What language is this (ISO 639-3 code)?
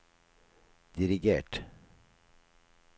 nor